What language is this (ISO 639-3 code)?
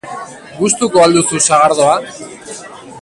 eus